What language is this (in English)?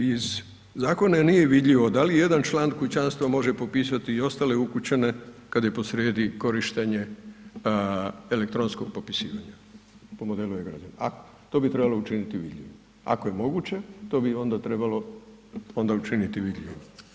Croatian